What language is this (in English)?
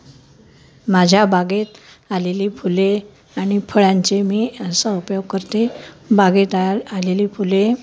Marathi